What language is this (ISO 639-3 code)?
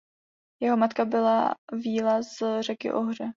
ces